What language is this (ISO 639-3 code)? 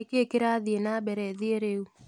kik